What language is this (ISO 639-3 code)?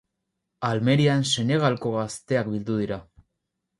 eus